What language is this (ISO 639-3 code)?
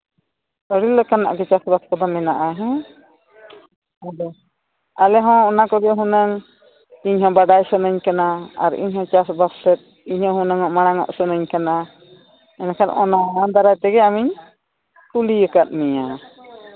sat